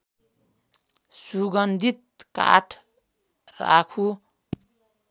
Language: Nepali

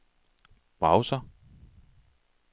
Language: Danish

